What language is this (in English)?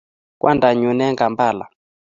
Kalenjin